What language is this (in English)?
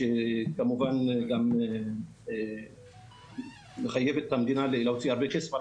Hebrew